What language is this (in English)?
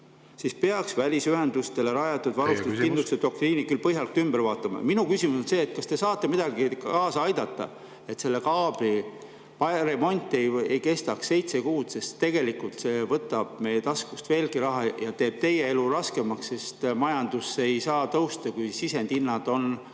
Estonian